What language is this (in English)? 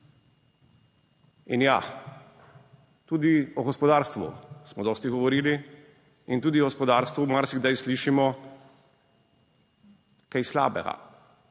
Slovenian